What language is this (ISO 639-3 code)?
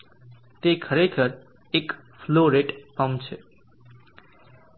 guj